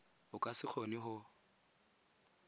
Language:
Tswana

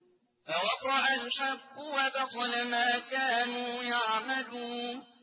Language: Arabic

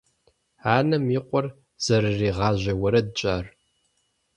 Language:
Kabardian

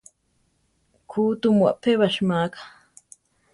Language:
Central Tarahumara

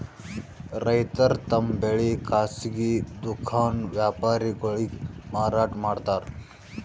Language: Kannada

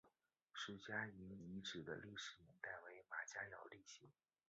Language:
Chinese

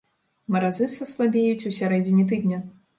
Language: Belarusian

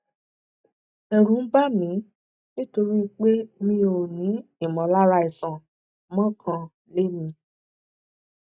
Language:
Yoruba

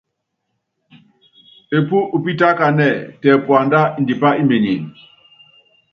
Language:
Yangben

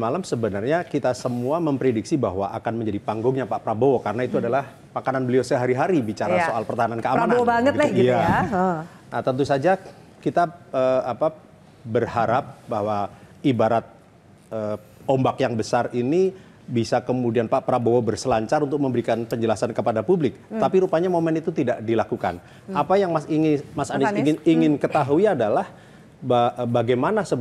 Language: Indonesian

